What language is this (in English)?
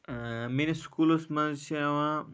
Kashmiri